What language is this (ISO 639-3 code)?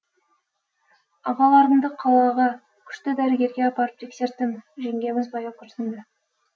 kaz